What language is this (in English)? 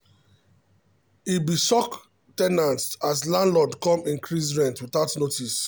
Nigerian Pidgin